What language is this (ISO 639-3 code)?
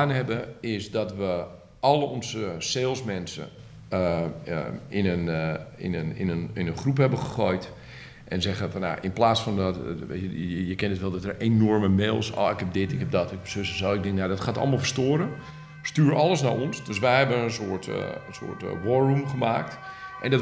nld